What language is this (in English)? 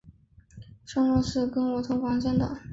Chinese